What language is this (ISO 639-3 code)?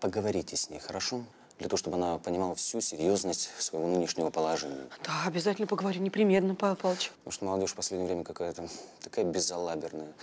rus